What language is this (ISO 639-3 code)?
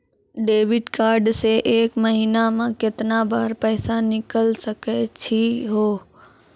mai